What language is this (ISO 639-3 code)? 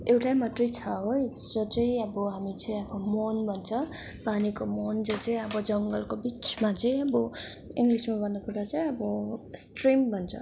nep